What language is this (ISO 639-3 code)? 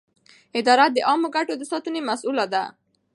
pus